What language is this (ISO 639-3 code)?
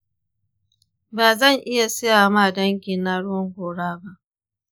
hau